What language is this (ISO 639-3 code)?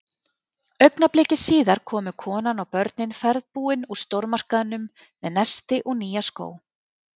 isl